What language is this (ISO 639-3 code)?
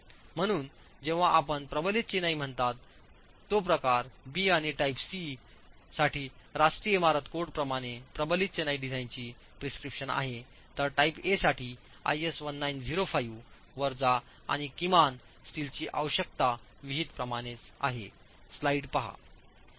mar